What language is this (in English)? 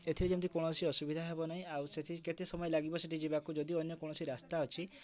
Odia